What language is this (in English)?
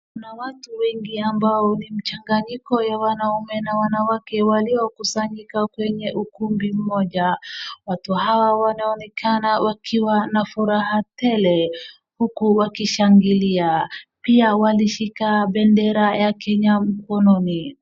Swahili